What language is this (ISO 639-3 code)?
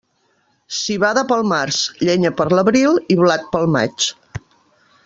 cat